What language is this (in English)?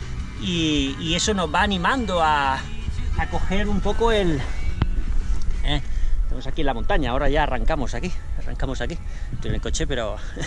Spanish